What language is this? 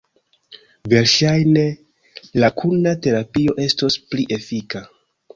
Esperanto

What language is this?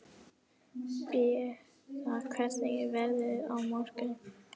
Icelandic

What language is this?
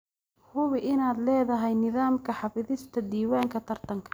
Somali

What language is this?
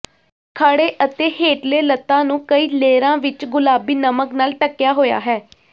Punjabi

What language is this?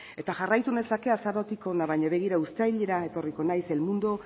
Basque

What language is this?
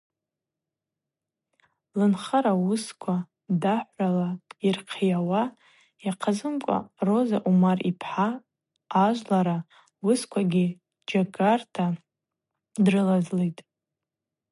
Abaza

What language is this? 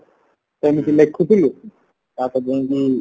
Odia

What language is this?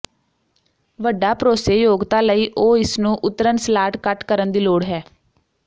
Punjabi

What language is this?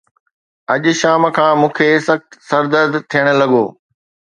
Sindhi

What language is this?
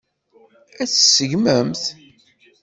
Kabyle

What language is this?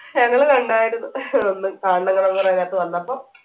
Malayalam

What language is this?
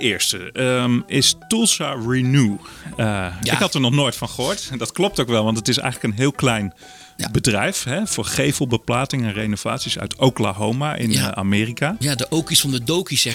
Dutch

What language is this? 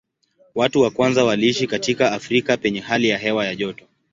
Swahili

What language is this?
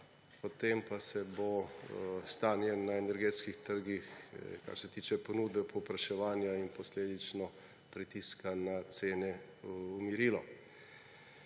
Slovenian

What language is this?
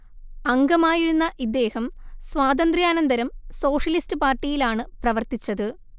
Malayalam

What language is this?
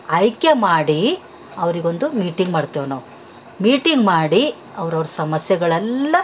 Kannada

